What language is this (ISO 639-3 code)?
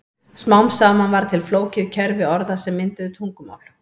isl